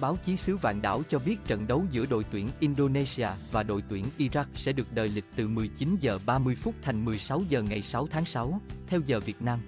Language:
Vietnamese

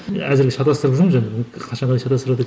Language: Kazakh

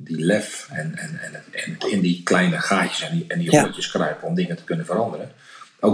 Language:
Dutch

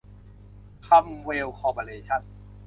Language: Thai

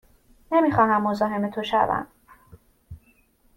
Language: Persian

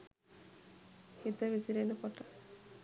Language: Sinhala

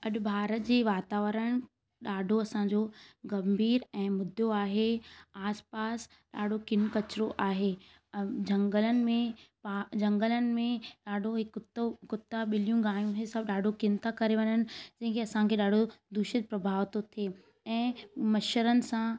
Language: Sindhi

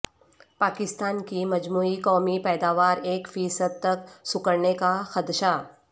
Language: Urdu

